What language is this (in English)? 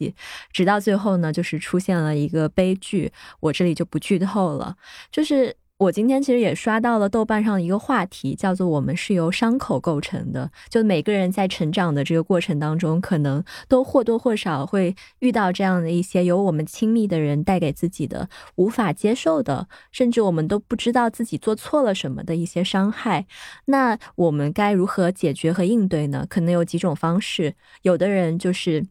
Chinese